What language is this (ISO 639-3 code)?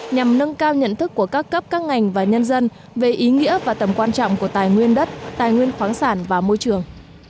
vie